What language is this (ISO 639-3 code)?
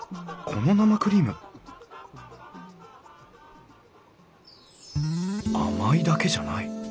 jpn